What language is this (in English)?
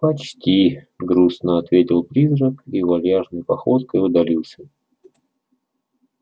Russian